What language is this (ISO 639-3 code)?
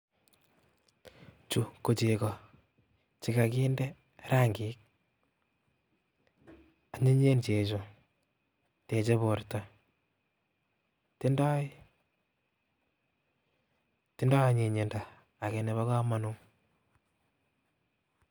kln